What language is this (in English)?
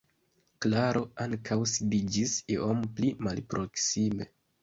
Esperanto